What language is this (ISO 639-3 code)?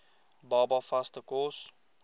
afr